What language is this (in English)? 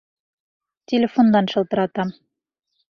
Bashkir